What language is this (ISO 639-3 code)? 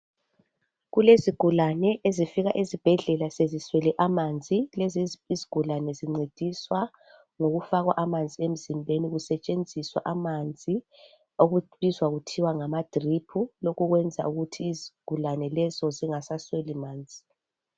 nde